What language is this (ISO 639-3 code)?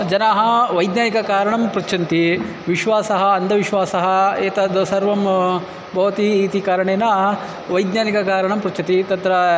san